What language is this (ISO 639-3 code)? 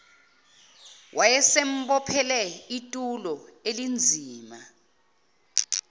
zul